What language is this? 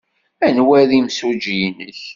Kabyle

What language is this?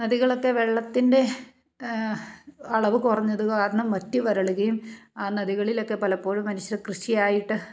Malayalam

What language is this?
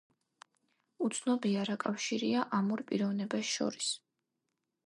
Georgian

